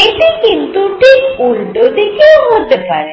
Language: Bangla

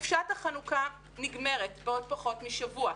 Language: Hebrew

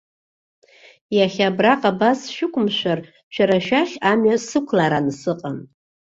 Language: Abkhazian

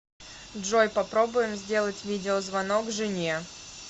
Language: Russian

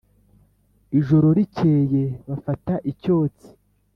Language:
Kinyarwanda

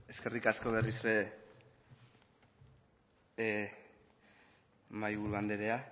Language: Basque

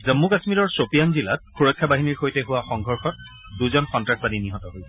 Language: Assamese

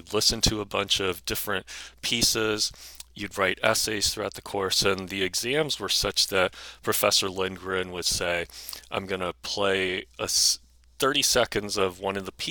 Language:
English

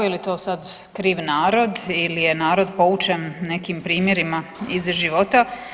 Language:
Croatian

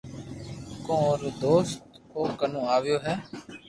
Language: Loarki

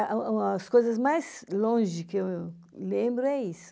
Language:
Portuguese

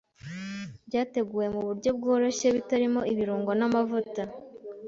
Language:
Kinyarwanda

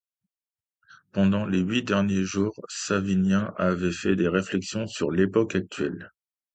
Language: French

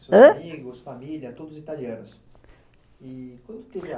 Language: Portuguese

